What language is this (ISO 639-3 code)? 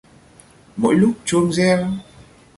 vie